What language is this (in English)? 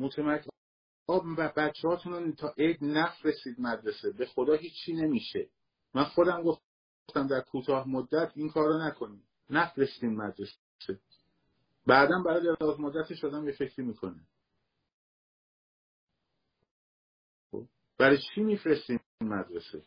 Persian